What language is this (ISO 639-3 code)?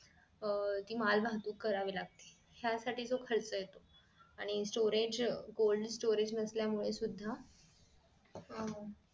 mar